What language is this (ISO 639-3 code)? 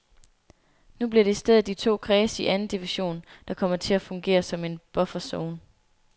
dan